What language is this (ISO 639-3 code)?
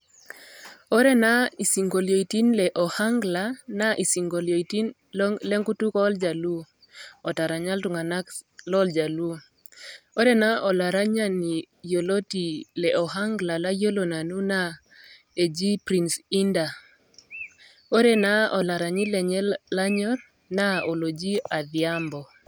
mas